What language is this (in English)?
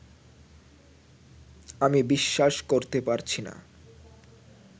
Bangla